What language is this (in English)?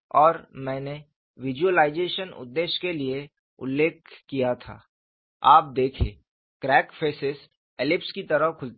Hindi